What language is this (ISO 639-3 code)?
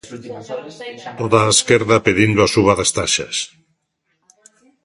glg